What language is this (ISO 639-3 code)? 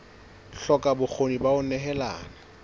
sot